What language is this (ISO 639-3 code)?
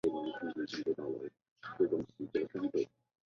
zho